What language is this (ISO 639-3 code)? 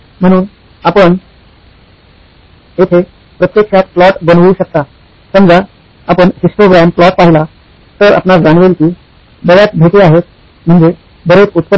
mar